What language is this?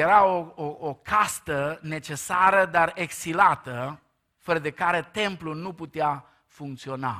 Romanian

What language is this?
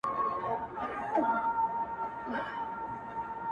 Pashto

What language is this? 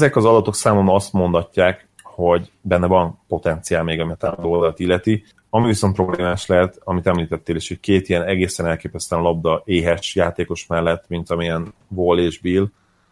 Hungarian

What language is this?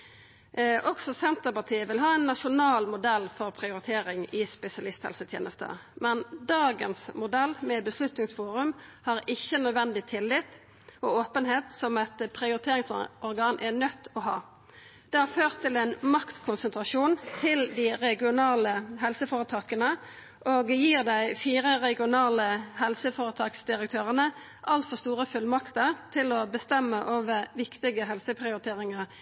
Norwegian Nynorsk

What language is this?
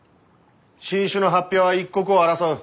Japanese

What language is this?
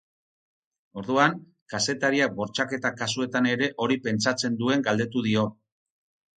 Basque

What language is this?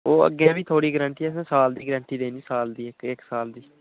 Dogri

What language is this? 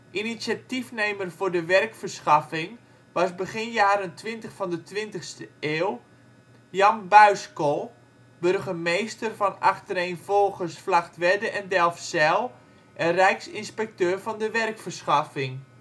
Dutch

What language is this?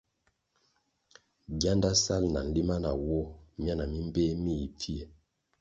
Kwasio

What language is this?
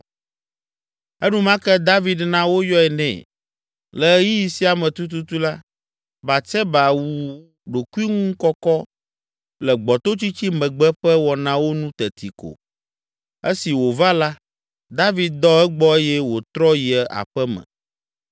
Ewe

